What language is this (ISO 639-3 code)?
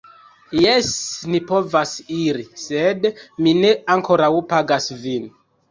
epo